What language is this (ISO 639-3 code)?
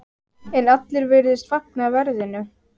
isl